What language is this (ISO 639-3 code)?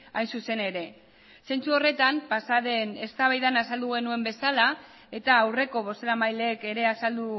eus